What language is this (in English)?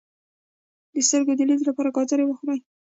Pashto